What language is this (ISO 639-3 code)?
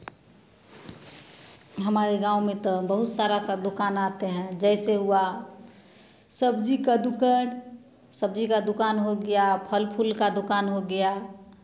hin